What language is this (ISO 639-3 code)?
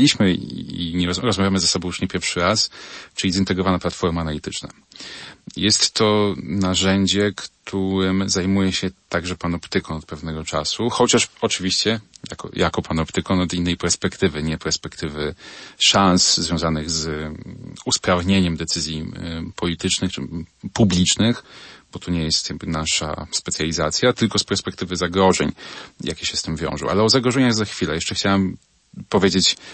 pol